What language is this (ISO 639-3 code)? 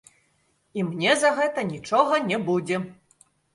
bel